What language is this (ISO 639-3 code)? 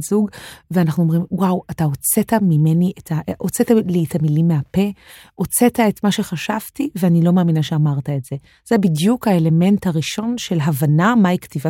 heb